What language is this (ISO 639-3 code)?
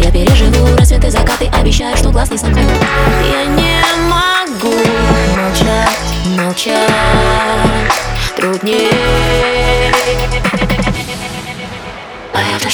rus